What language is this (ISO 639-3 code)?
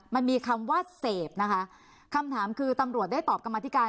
tha